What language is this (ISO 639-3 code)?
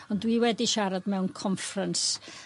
cym